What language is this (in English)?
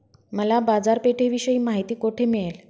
Marathi